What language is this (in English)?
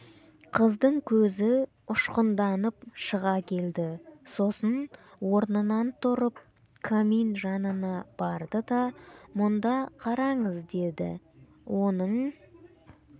Kazakh